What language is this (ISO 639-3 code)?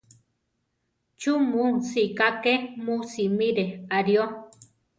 tar